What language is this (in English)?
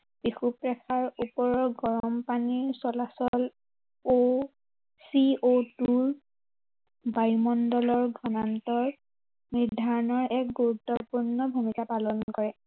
Assamese